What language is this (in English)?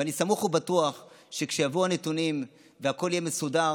Hebrew